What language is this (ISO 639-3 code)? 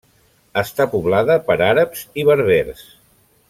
cat